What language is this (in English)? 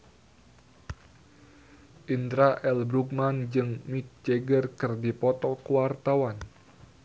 Sundanese